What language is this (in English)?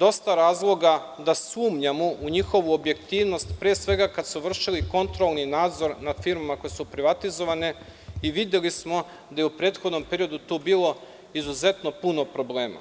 Serbian